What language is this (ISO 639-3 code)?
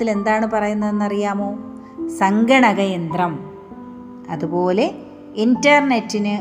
mal